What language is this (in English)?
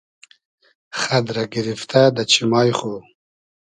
Hazaragi